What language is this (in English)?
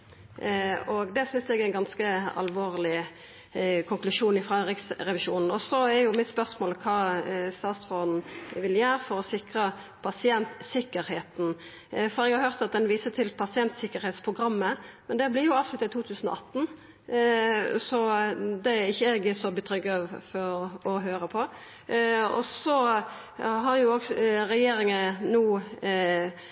Norwegian Nynorsk